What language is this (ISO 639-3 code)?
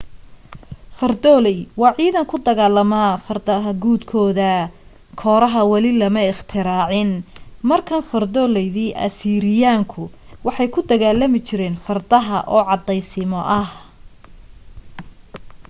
som